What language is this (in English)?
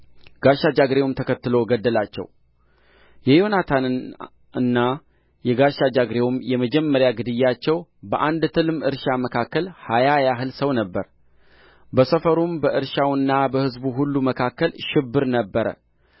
Amharic